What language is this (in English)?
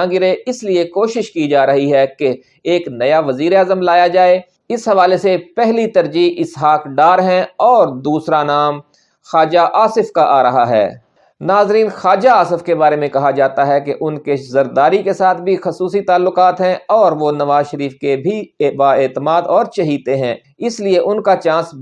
Urdu